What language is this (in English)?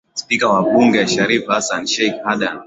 Swahili